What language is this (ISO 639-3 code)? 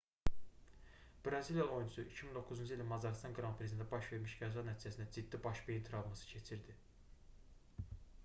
aze